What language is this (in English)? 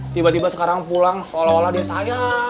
Indonesian